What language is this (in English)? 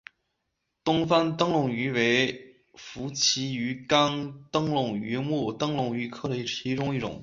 Chinese